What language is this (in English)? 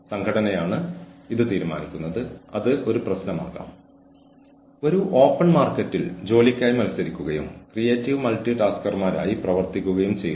Malayalam